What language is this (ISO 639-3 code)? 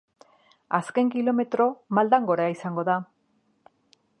eus